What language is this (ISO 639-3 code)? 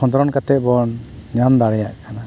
sat